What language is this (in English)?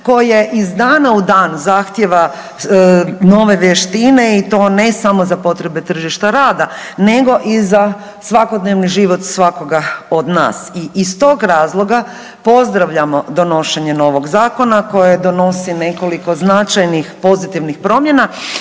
Croatian